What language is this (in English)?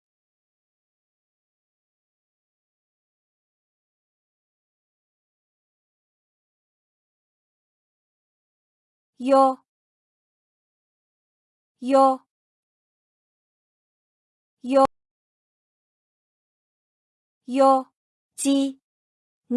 Japanese